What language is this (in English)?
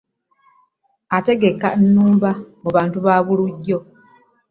Ganda